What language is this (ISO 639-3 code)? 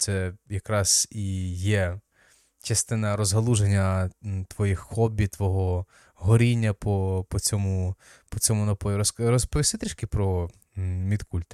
ukr